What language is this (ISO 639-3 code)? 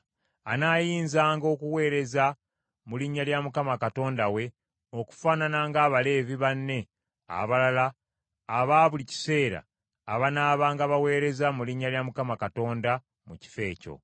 lug